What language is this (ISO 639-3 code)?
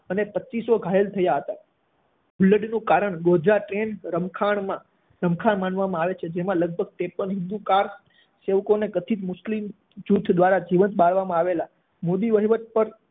guj